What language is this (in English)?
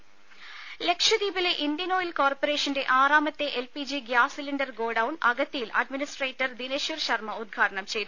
Malayalam